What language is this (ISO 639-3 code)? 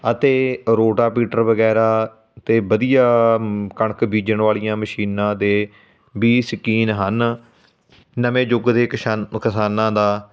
pan